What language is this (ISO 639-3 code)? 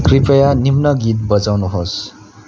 nep